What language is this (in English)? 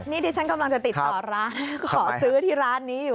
Thai